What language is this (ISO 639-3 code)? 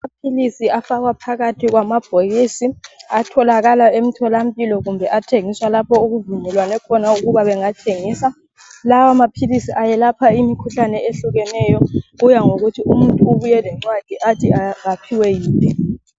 nde